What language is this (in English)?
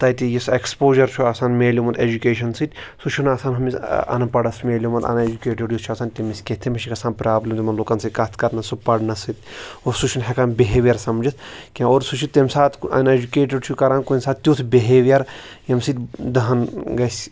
Kashmiri